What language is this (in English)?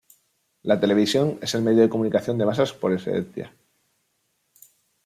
Spanish